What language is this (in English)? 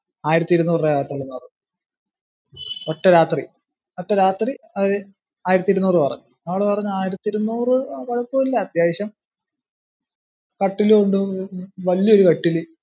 Malayalam